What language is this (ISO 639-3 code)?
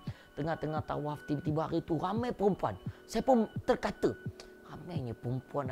msa